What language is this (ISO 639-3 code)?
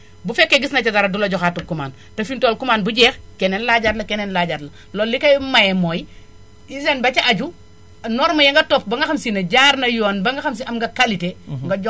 wol